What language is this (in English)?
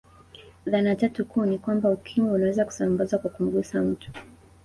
Swahili